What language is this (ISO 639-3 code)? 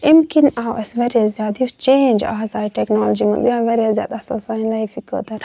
kas